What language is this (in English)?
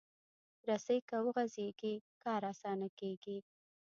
Pashto